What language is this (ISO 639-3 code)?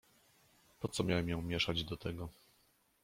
pol